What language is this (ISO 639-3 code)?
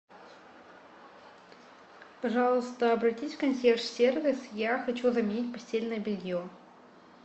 rus